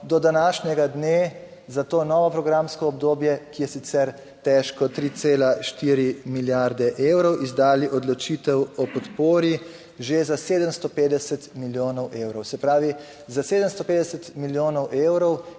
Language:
Slovenian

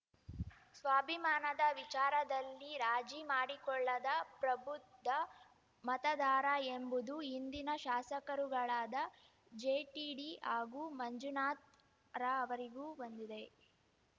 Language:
Kannada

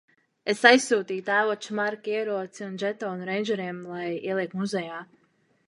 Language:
Latvian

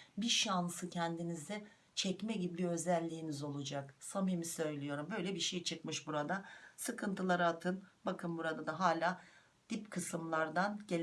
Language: Turkish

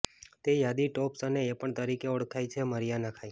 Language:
Gujarati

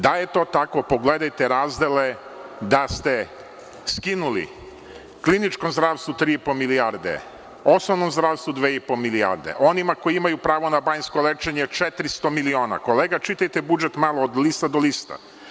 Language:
Serbian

